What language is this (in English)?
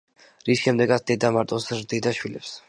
Georgian